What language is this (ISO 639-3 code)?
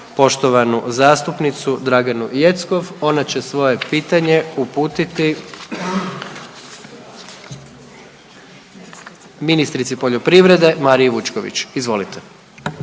hrv